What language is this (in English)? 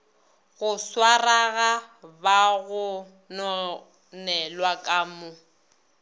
Northern Sotho